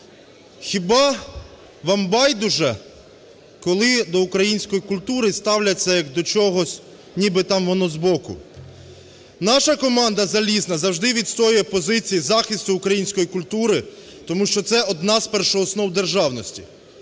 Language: Ukrainian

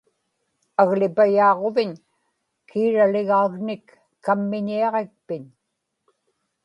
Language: Inupiaq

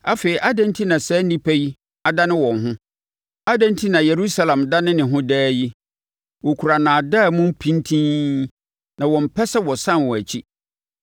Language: Akan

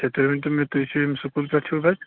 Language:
Kashmiri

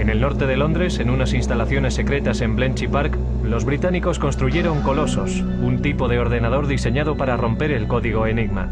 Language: Spanish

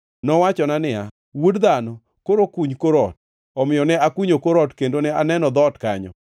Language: Luo (Kenya and Tanzania)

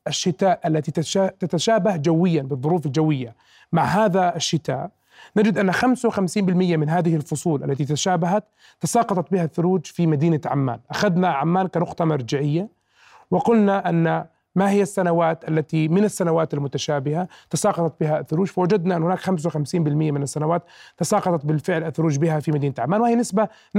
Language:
Arabic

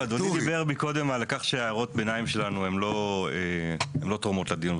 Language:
Hebrew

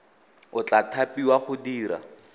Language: Tswana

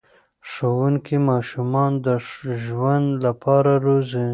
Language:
Pashto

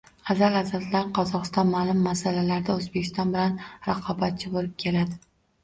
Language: Uzbek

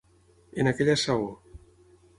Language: Catalan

